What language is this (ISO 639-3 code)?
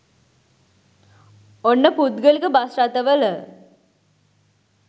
sin